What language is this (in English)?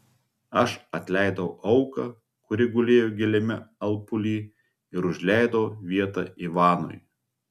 Lithuanian